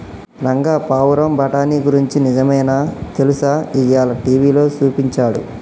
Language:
Telugu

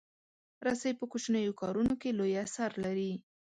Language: Pashto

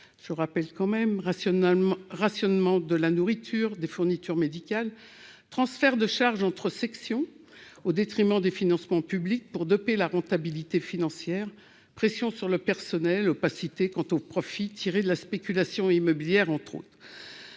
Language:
French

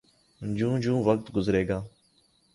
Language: Urdu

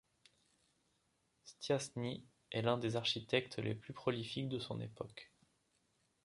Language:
French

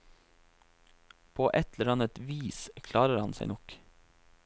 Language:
Norwegian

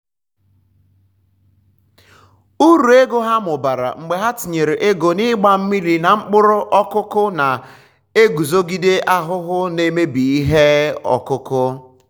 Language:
Igbo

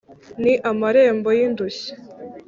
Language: Kinyarwanda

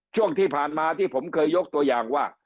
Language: Thai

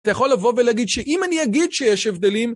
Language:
Hebrew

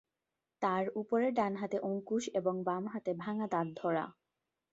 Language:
Bangla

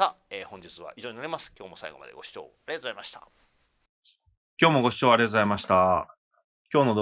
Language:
Japanese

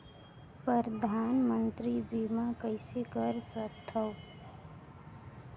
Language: Chhattisgarhi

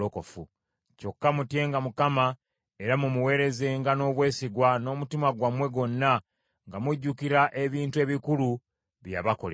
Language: Ganda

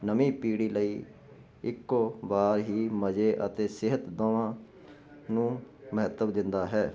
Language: Punjabi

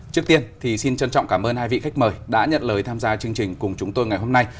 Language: Vietnamese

